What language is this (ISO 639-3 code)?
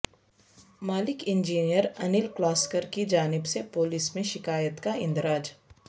urd